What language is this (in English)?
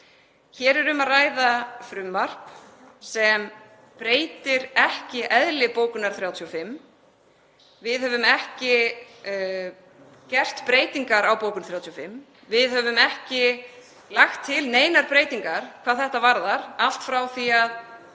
Icelandic